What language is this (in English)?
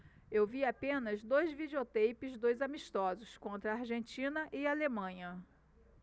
Portuguese